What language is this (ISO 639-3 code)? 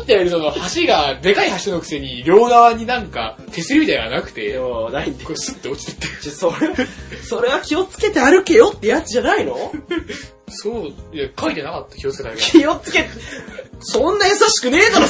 jpn